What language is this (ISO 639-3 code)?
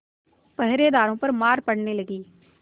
hin